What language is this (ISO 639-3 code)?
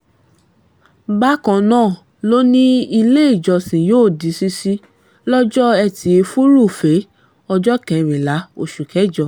yor